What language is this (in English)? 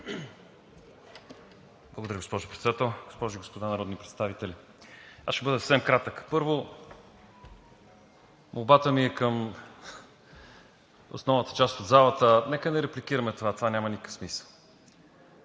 Bulgarian